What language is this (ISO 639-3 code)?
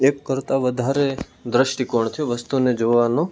guj